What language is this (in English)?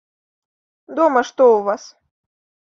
Belarusian